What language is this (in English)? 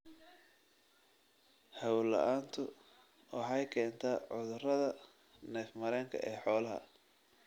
Somali